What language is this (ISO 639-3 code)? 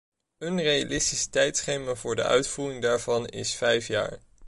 nld